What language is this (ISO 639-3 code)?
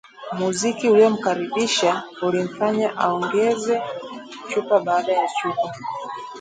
swa